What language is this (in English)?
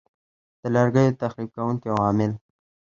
Pashto